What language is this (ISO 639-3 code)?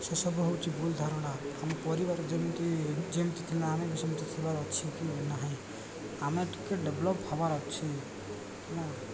ori